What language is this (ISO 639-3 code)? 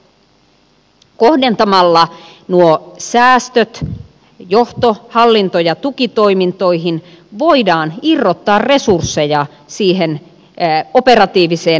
fin